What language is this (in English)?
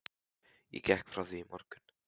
Icelandic